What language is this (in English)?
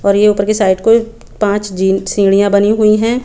Hindi